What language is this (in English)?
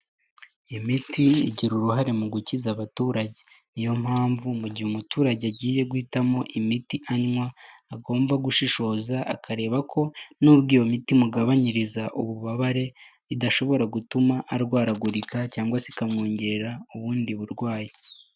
Kinyarwanda